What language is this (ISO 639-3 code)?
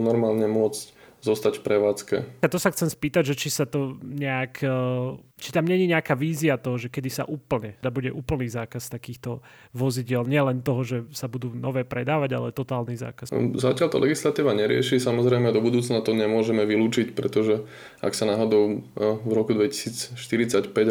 slk